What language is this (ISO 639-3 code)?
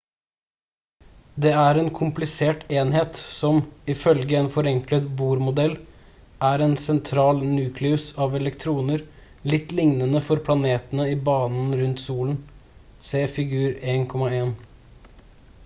nob